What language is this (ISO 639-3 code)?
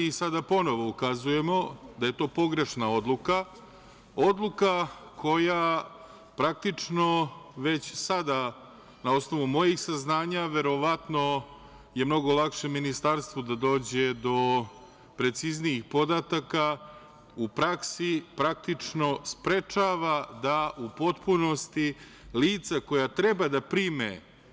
srp